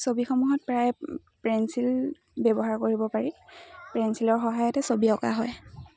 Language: Assamese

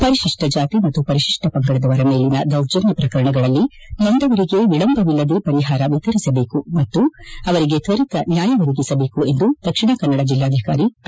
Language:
Kannada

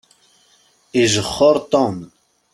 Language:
Kabyle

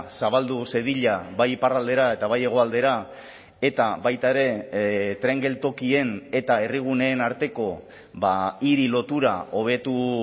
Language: Basque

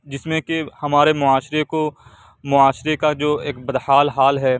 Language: Urdu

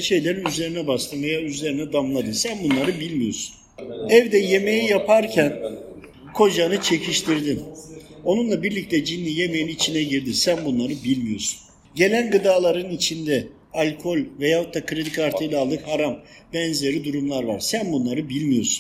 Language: Turkish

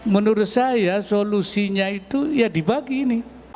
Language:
Indonesian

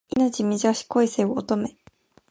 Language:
Japanese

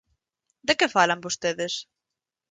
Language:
Galician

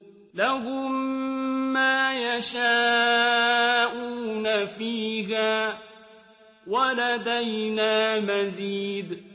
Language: Arabic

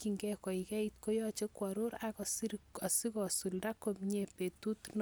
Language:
Kalenjin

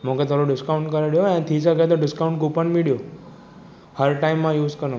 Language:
Sindhi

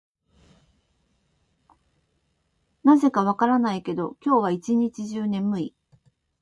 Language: Japanese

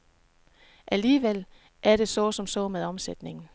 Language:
Danish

